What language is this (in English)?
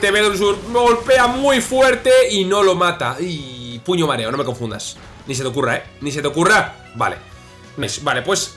Spanish